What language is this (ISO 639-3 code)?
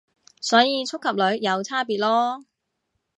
yue